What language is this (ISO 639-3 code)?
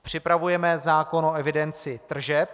ces